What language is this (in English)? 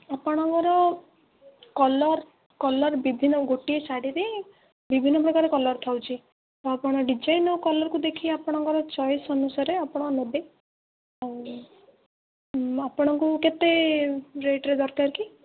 Odia